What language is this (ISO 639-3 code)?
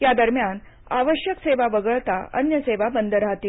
mar